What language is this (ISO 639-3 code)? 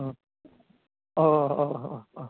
brx